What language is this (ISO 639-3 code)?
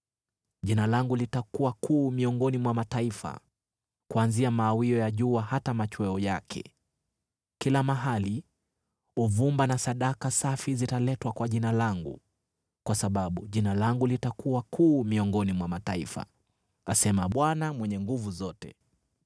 swa